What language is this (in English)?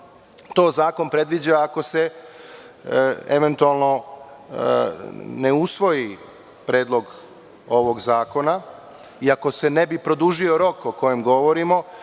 Serbian